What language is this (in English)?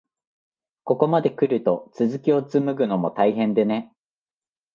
Japanese